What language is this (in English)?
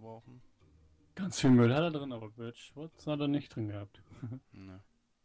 German